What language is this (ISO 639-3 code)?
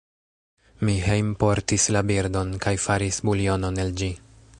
epo